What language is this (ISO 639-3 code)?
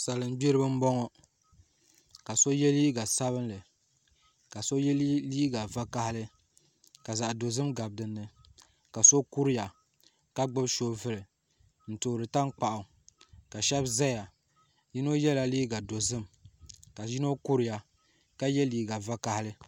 dag